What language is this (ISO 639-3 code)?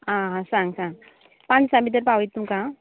kok